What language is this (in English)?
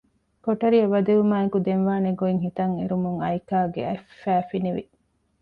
Divehi